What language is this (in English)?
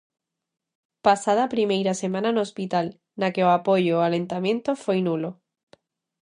Galician